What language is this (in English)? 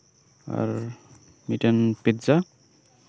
Santali